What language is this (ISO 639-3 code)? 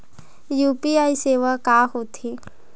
hne